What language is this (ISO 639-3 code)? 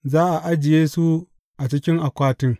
hau